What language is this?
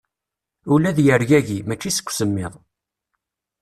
Kabyle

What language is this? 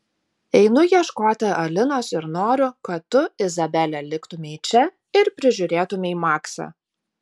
Lithuanian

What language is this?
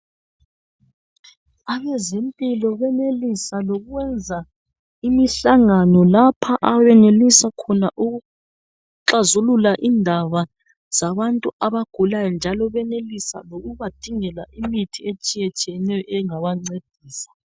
North Ndebele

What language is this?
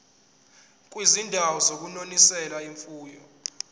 Zulu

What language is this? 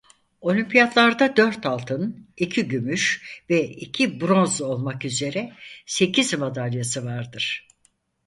Turkish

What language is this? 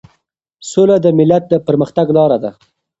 Pashto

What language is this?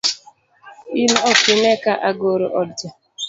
Luo (Kenya and Tanzania)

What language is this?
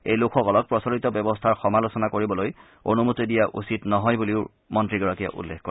Assamese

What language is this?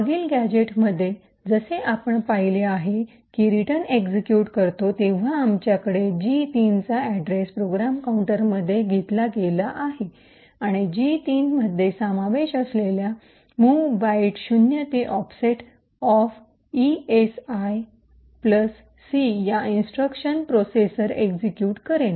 Marathi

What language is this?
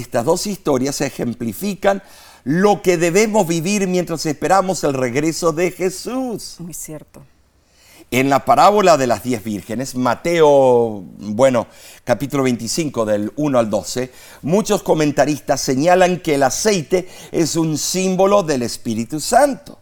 Spanish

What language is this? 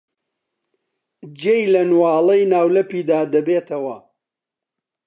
Central Kurdish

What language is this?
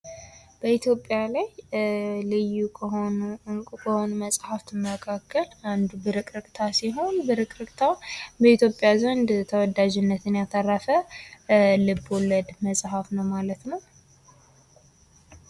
Amharic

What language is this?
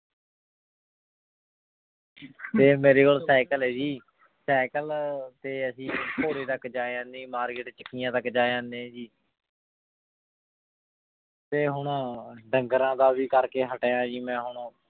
Punjabi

